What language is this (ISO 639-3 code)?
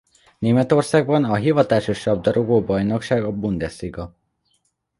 hun